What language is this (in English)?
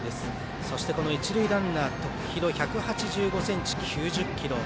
Japanese